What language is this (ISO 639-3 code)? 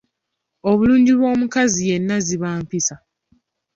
lug